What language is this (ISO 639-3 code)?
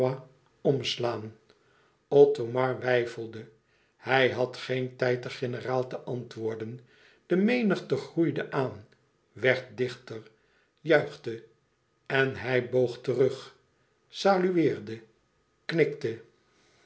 nld